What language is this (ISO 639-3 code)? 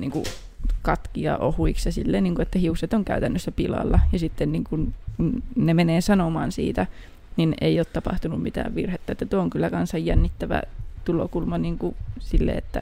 fin